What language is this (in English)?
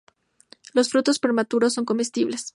Spanish